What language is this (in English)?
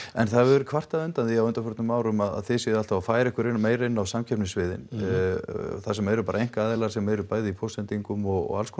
Icelandic